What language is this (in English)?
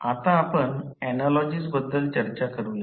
Marathi